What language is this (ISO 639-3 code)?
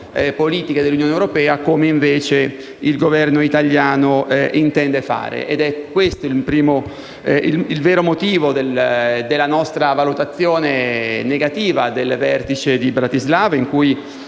ita